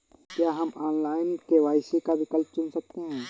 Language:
Hindi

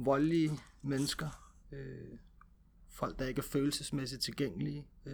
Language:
Danish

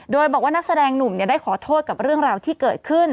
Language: Thai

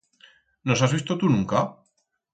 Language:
Aragonese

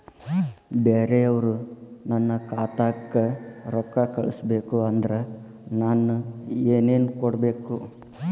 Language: Kannada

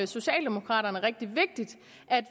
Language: Danish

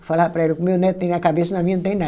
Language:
Portuguese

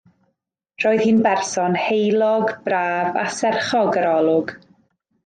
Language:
Welsh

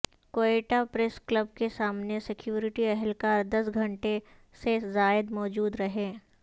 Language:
Urdu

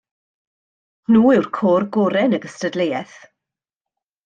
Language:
Welsh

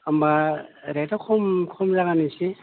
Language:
Bodo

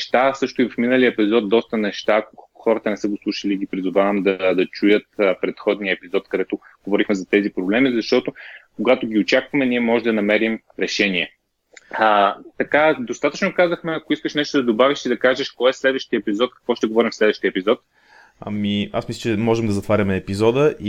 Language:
Bulgarian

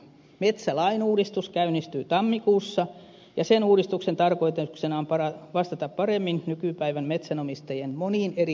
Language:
Finnish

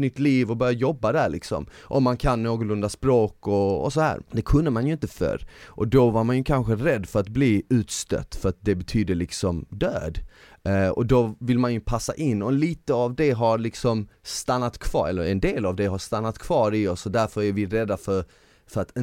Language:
Swedish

